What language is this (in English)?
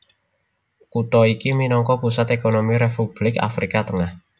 Javanese